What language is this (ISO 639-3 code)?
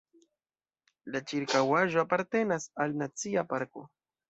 epo